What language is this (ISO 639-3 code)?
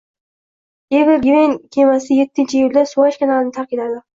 uzb